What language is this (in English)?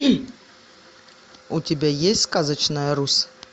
Russian